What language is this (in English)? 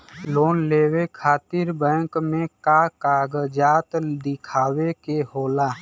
Bhojpuri